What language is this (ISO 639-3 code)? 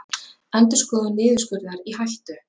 isl